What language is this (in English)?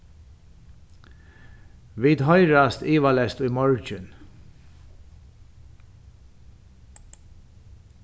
Faroese